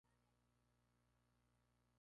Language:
Spanish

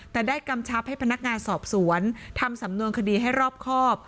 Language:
Thai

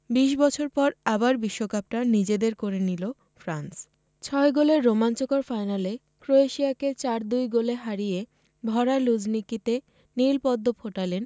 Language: Bangla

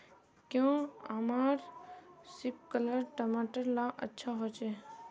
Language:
Magahi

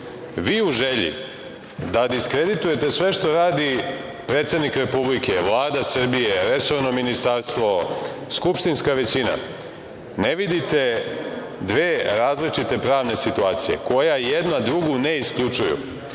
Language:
Serbian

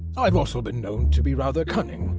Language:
English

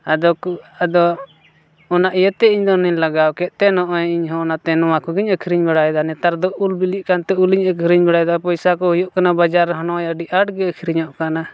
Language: Santali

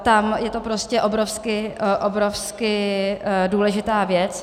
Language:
Czech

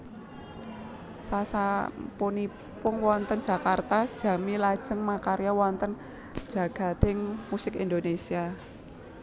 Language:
Javanese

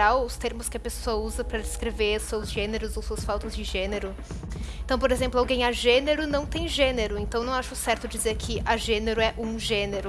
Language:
Portuguese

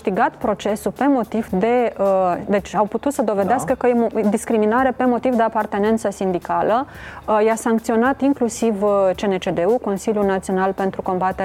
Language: Romanian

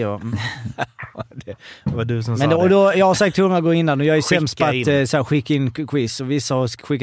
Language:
Swedish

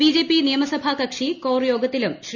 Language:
Malayalam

